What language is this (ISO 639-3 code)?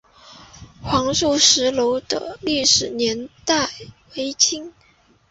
zho